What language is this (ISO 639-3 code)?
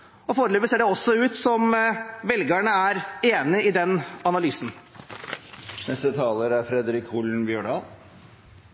nor